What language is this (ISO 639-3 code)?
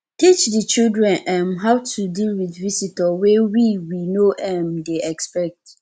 pcm